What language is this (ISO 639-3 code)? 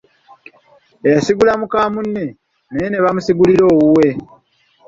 lug